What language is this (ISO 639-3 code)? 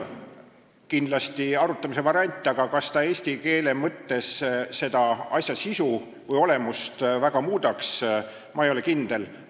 est